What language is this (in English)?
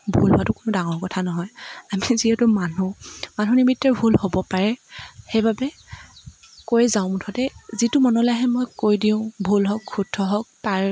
Assamese